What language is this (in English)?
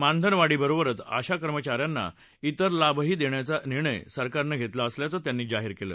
Marathi